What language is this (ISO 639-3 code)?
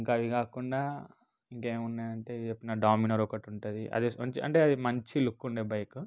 tel